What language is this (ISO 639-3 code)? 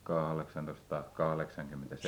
fin